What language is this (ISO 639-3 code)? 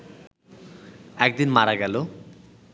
ben